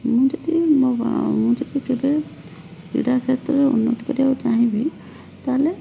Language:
Odia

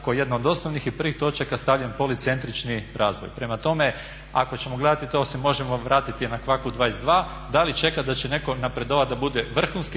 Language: Croatian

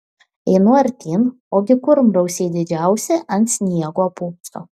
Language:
Lithuanian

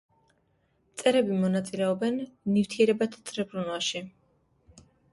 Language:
Georgian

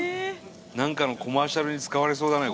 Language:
Japanese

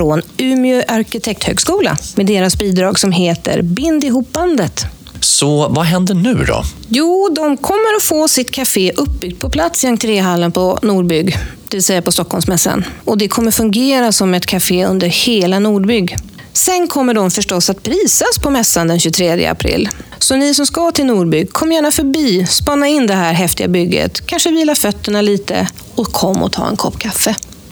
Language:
Swedish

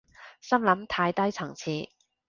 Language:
Cantonese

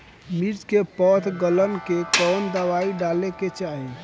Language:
Bhojpuri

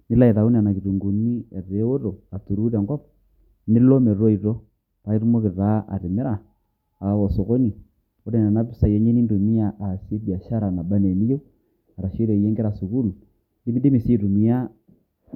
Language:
Masai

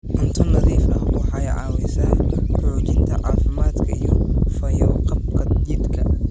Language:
Somali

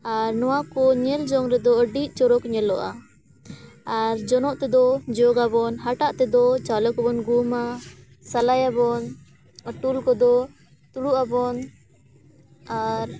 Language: Santali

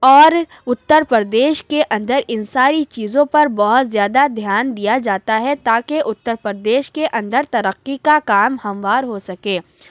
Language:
Urdu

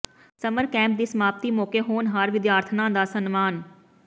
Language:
Punjabi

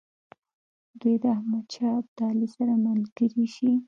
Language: Pashto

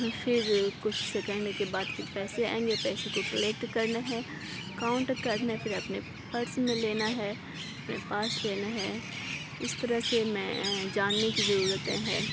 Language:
Urdu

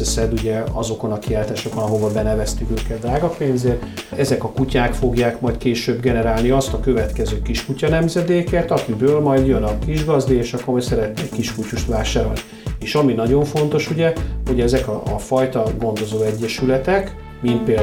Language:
Hungarian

